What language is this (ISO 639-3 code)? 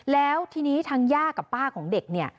tha